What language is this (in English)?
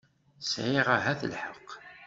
Kabyle